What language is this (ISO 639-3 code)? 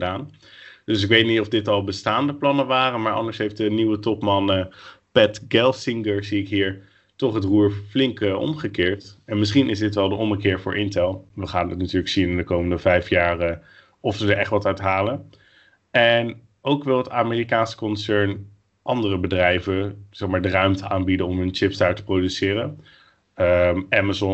nld